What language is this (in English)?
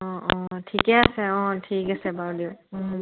Assamese